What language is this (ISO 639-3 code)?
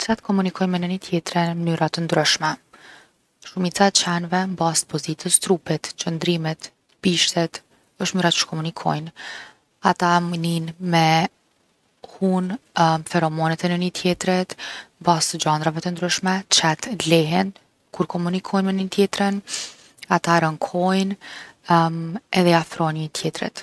aln